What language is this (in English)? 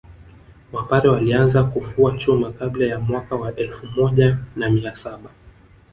Swahili